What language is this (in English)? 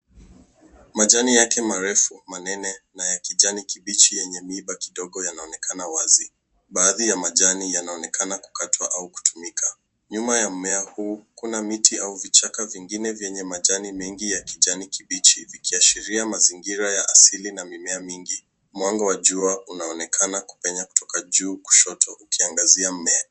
Swahili